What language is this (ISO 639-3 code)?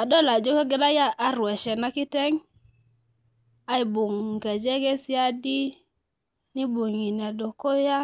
mas